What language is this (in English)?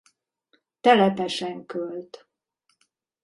Hungarian